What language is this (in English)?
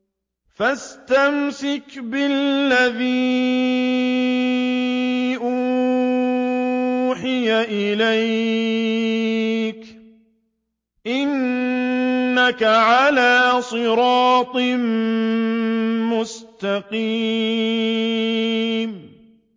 Arabic